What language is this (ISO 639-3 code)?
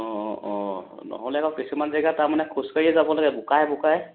asm